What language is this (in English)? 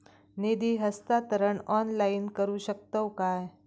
Marathi